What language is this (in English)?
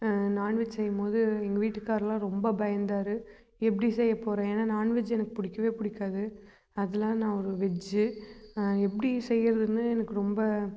Tamil